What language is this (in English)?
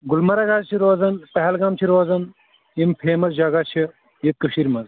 Kashmiri